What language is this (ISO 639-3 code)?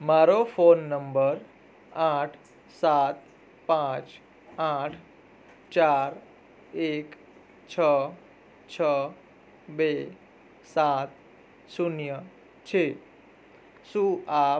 guj